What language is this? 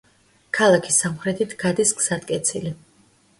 Georgian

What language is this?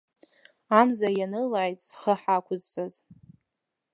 Abkhazian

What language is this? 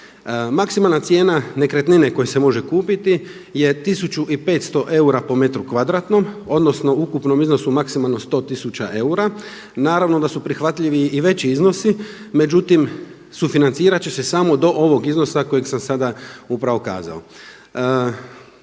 Croatian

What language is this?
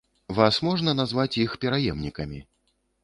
Belarusian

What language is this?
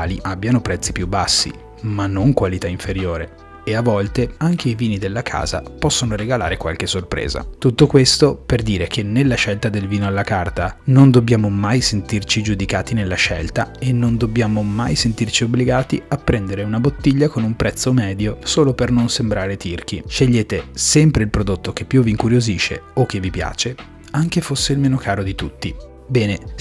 Italian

